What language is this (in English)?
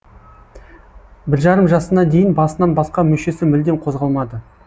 Kazakh